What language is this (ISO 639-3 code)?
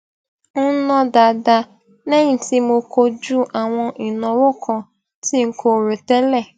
yor